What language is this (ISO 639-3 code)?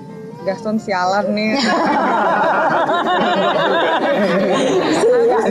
ind